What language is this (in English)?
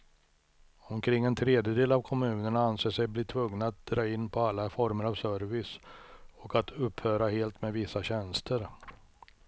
Swedish